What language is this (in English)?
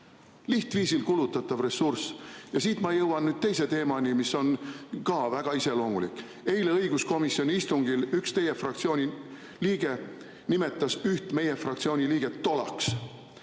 Estonian